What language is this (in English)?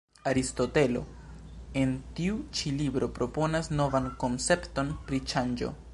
Esperanto